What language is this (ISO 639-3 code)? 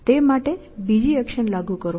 guj